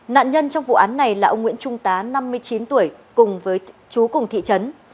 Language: Vietnamese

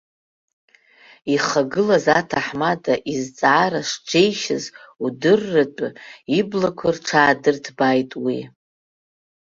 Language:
Abkhazian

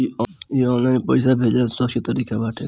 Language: Bhojpuri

